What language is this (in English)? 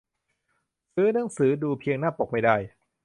Thai